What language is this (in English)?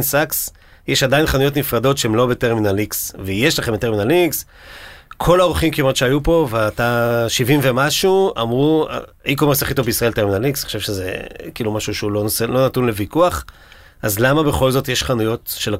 Hebrew